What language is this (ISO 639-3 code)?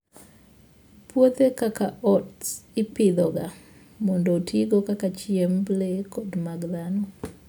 luo